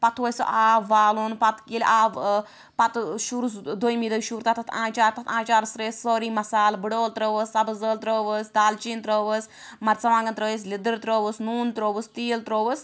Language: Kashmiri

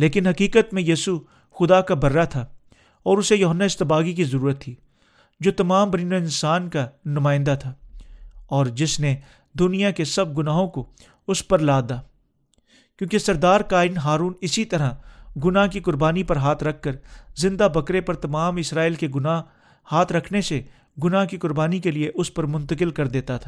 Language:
Urdu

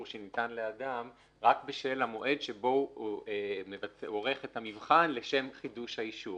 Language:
Hebrew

